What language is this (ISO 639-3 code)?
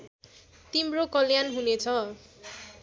nep